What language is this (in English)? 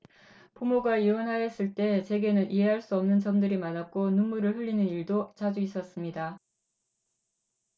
Korean